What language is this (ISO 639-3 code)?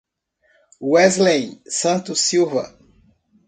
por